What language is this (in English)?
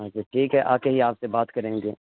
Urdu